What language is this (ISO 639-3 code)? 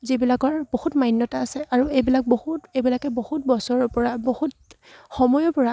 asm